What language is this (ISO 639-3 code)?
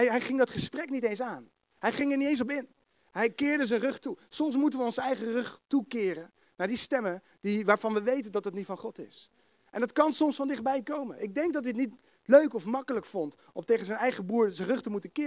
nld